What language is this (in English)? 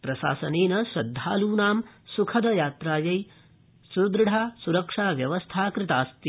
Sanskrit